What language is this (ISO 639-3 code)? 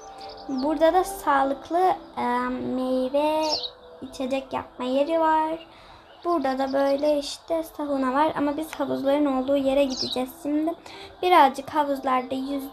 tur